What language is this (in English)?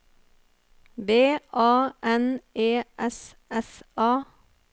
Norwegian